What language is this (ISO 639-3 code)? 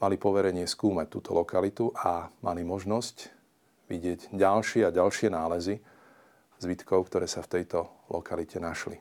slk